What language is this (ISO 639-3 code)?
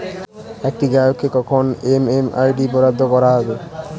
ben